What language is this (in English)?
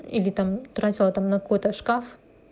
Russian